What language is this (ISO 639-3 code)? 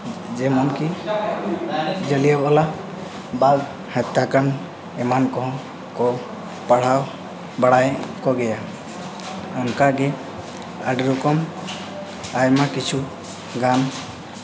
sat